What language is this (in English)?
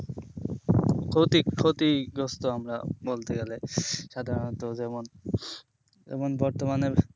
Bangla